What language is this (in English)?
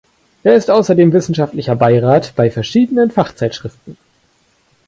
German